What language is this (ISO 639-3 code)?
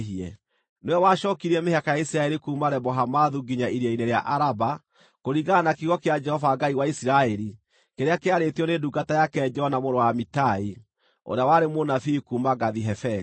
kik